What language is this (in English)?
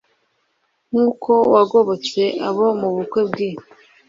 Kinyarwanda